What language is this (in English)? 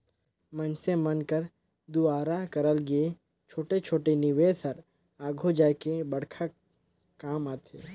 Chhattisgarhi